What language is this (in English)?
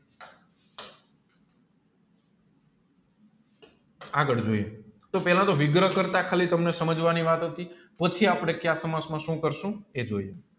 Gujarati